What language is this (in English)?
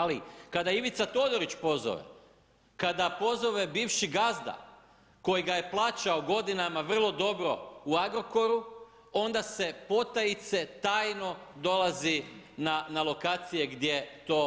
Croatian